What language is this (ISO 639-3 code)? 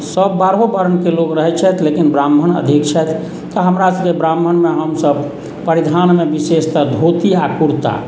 mai